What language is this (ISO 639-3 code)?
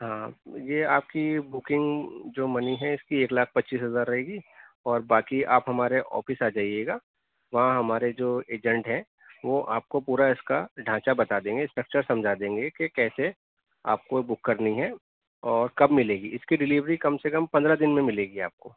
urd